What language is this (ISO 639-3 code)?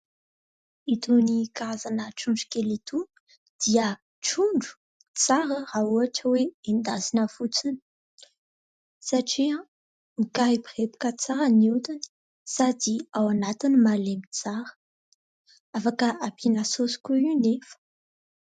mlg